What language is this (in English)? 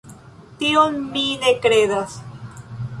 Esperanto